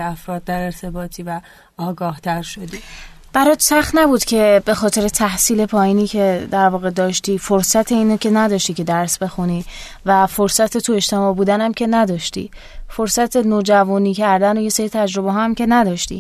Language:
Persian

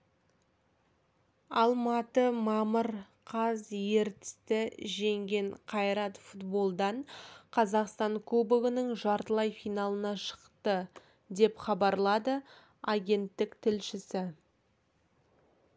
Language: Kazakh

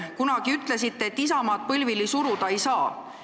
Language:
Estonian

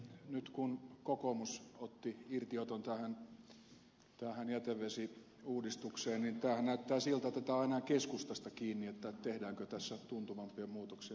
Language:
Finnish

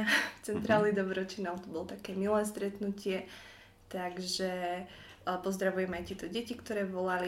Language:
Slovak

